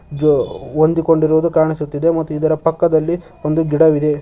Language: Kannada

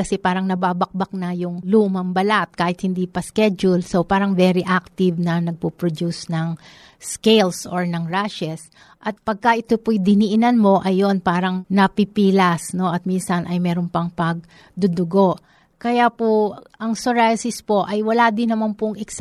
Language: Filipino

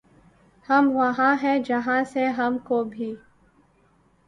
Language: Urdu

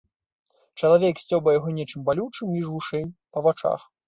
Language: Belarusian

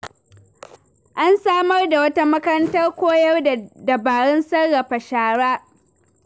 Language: Hausa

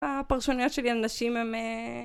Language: Hebrew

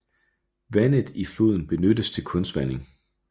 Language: Danish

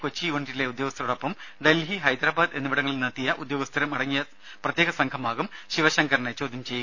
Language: Malayalam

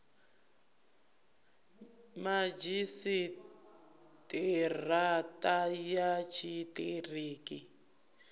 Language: Venda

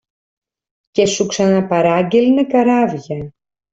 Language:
Greek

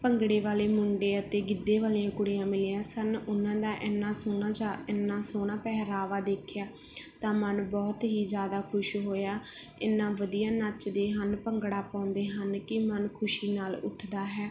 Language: Punjabi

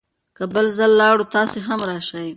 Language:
Pashto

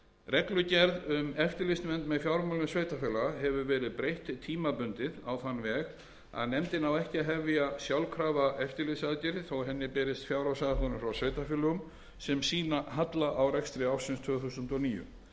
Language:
Icelandic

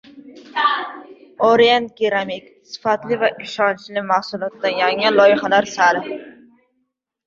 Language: Uzbek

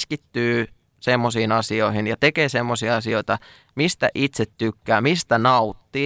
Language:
Finnish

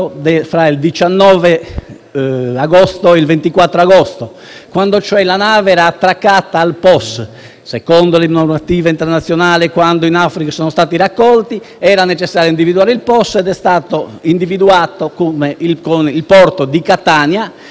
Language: Italian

